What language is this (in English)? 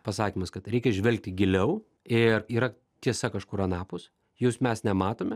Lithuanian